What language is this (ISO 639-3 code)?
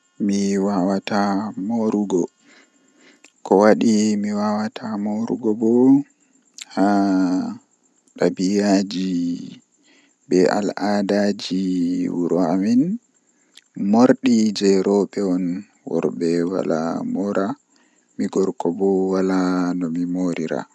fuh